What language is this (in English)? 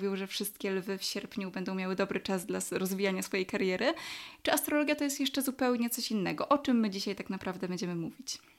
Polish